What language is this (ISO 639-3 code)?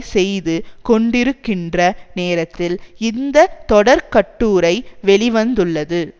tam